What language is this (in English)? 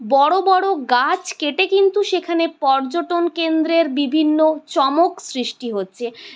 Bangla